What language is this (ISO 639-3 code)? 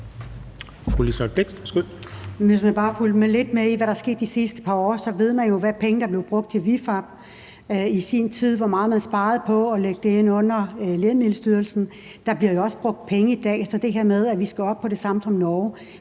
dan